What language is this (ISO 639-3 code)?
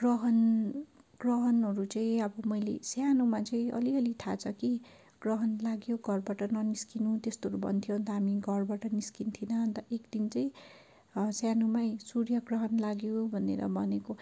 nep